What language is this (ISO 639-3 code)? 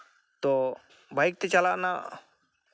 sat